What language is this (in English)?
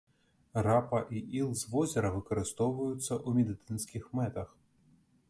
Belarusian